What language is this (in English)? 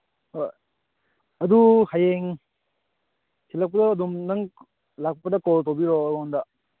Manipuri